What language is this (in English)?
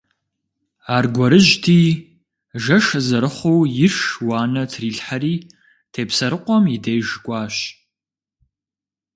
Kabardian